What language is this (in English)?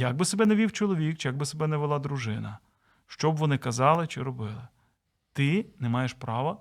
Ukrainian